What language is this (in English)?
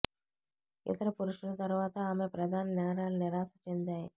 Telugu